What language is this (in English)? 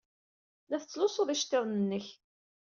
Kabyle